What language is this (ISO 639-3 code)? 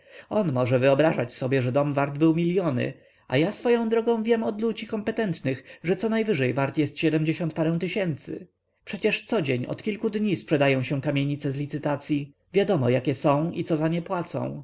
pol